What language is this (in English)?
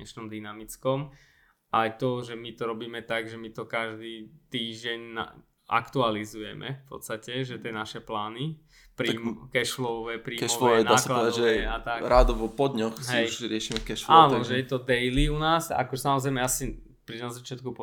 Slovak